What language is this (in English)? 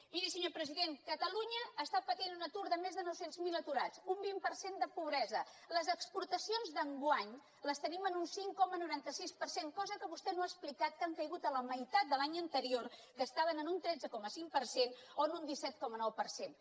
Catalan